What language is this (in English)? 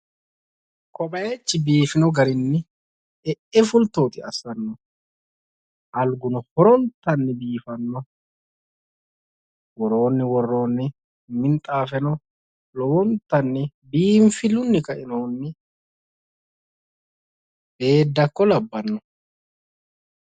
Sidamo